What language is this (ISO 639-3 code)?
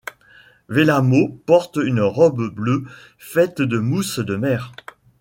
fra